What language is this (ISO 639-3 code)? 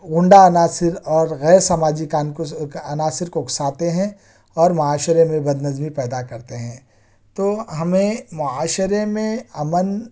urd